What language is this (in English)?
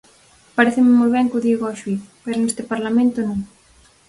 Galician